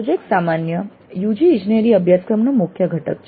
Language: Gujarati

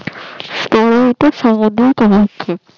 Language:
Bangla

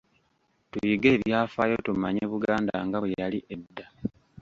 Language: Ganda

